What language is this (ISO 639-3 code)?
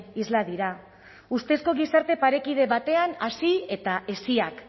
eus